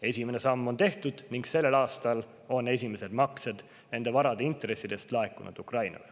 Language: Estonian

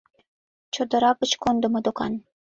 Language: Mari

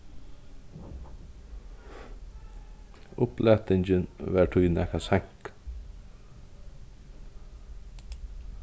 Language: Faroese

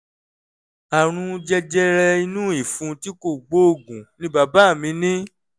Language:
Yoruba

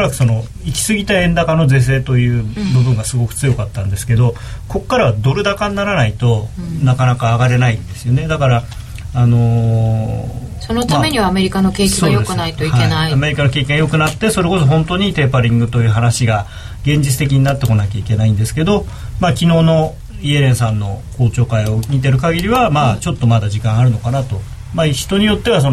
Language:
Japanese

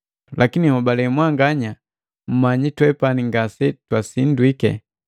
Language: Matengo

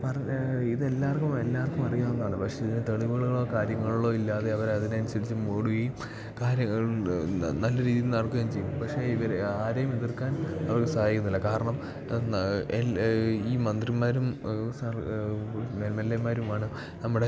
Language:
Malayalam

